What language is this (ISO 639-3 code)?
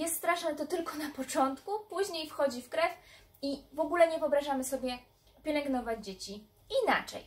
pol